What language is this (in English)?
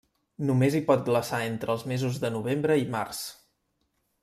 Catalan